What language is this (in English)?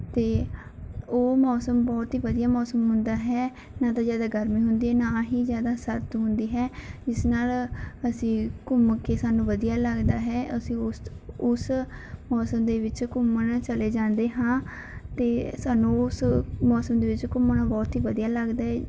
Punjabi